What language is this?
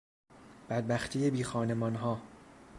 Persian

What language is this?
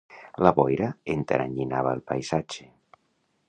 Catalan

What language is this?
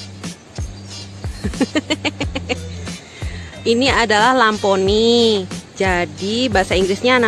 Indonesian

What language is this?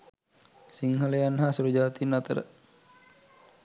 Sinhala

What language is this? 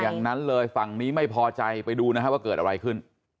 Thai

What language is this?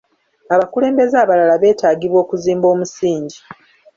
Ganda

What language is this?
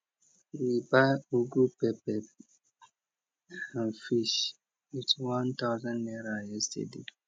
Nigerian Pidgin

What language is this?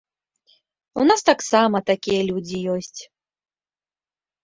Belarusian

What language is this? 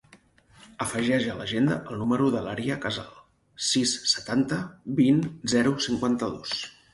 Catalan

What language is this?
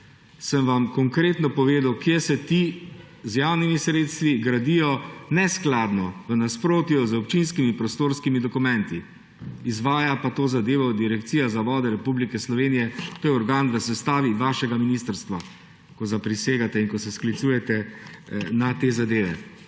Slovenian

